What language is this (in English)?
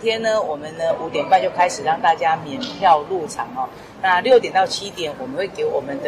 Chinese